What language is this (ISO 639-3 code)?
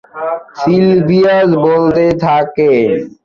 ben